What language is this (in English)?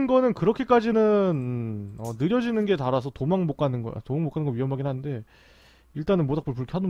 Korean